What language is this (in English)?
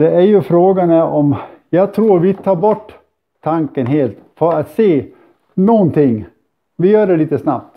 Swedish